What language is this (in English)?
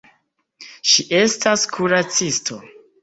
Esperanto